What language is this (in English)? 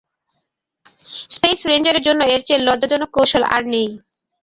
Bangla